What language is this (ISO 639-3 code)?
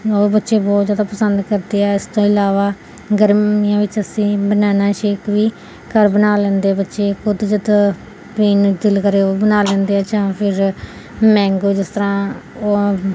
pan